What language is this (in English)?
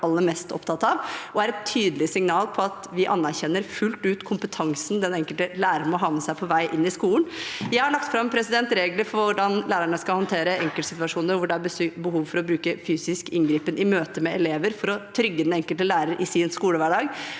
Norwegian